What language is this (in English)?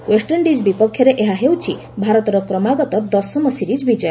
Odia